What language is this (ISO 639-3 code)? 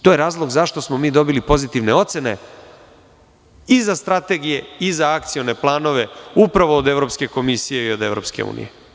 srp